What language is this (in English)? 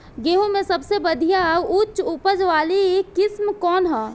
Bhojpuri